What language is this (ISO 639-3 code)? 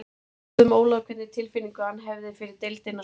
isl